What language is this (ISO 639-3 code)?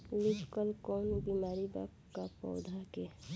bho